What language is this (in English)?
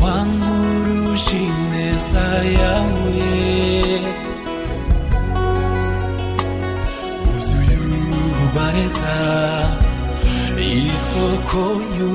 Swahili